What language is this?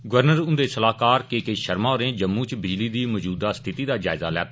Dogri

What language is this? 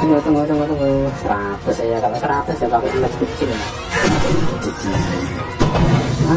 Indonesian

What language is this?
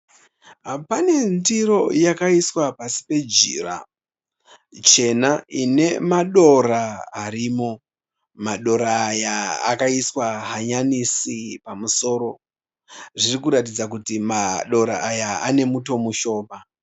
Shona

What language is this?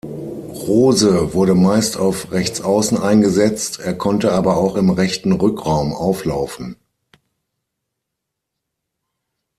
German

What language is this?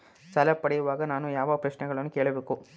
Kannada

